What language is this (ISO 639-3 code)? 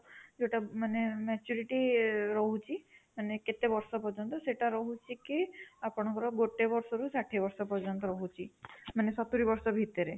ori